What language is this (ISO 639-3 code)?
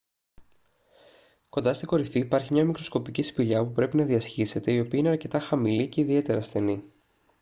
ell